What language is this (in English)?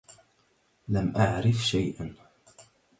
Arabic